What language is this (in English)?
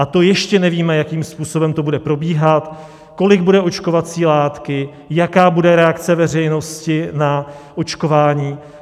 Czech